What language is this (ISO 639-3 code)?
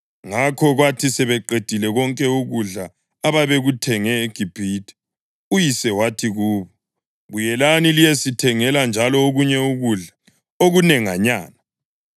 nde